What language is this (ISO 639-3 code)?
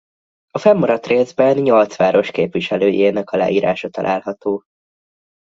hun